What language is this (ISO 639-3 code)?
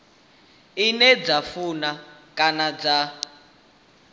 ven